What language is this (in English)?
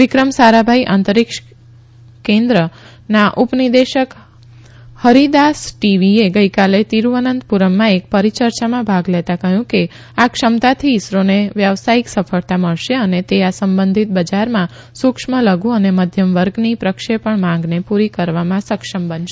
Gujarati